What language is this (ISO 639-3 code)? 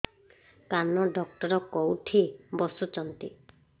ori